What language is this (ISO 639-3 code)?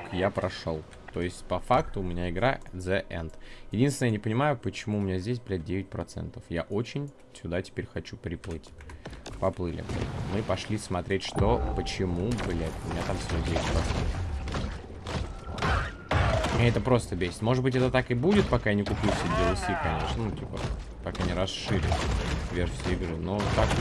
rus